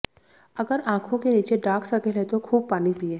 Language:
Hindi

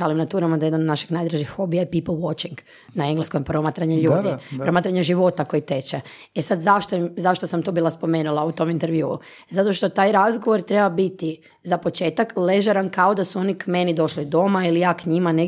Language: Croatian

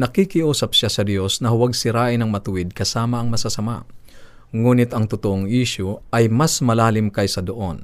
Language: Filipino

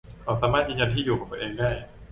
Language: Thai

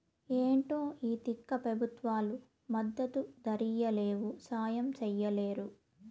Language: Telugu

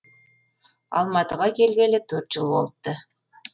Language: Kazakh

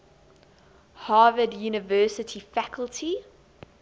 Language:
English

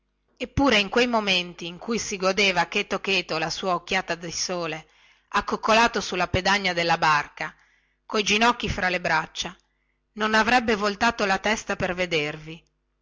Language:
Italian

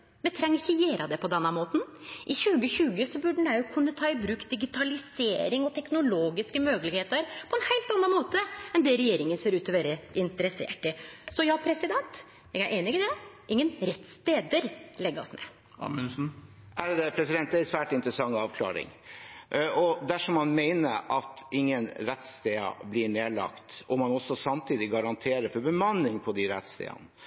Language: Norwegian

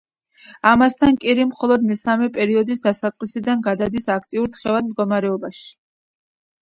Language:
Georgian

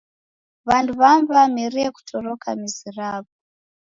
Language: Taita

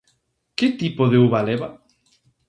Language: Galician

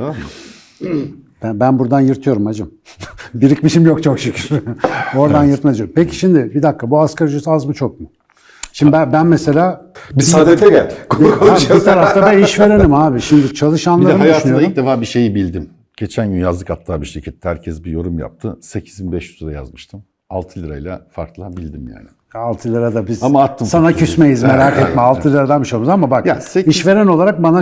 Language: Turkish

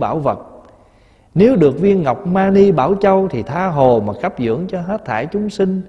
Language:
Vietnamese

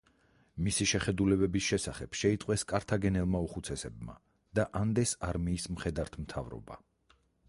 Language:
Georgian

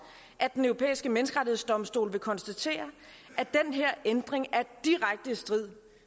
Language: Danish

